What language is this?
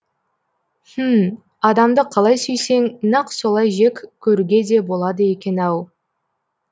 Kazakh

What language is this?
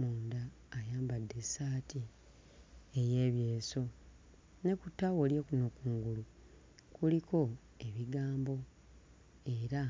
Ganda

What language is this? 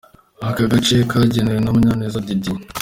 Kinyarwanda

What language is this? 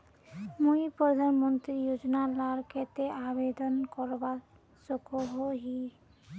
Magahi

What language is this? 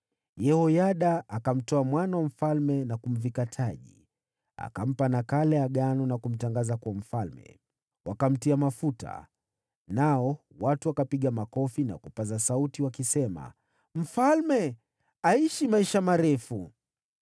Swahili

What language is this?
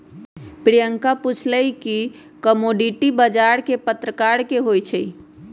Magahi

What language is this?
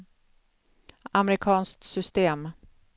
Swedish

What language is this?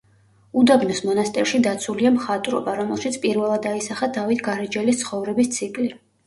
Georgian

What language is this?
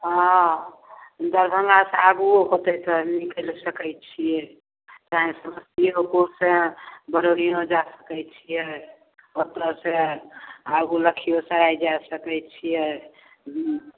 Maithili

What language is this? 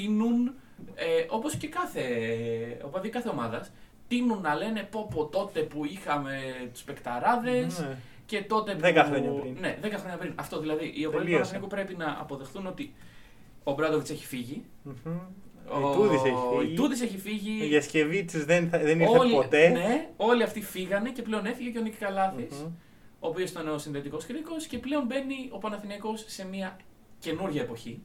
Greek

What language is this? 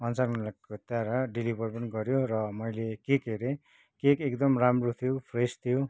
Nepali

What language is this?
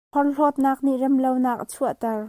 Hakha Chin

